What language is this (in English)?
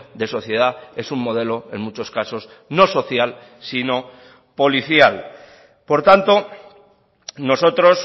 Spanish